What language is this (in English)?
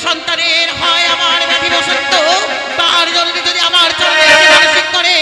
Arabic